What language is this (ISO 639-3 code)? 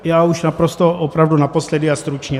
ces